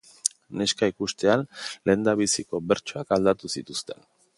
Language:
Basque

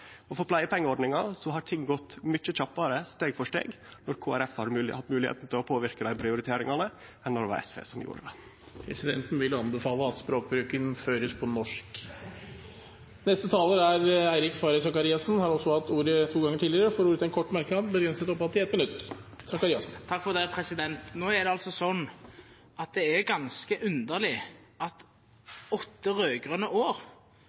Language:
Norwegian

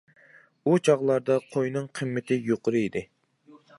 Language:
Uyghur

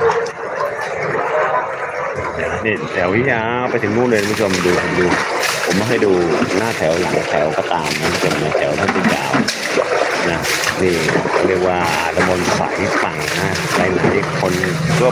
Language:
Thai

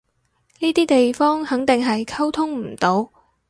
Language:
Cantonese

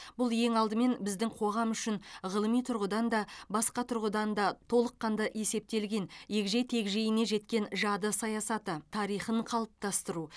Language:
Kazakh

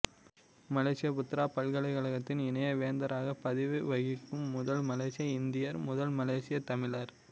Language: Tamil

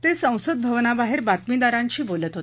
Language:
Marathi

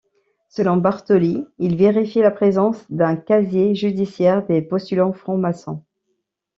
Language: French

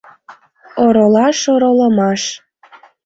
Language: Mari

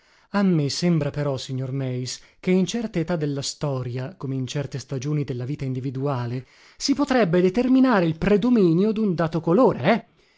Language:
Italian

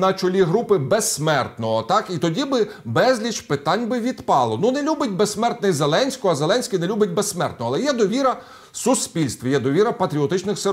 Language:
Ukrainian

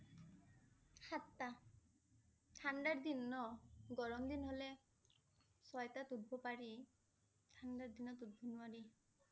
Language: Assamese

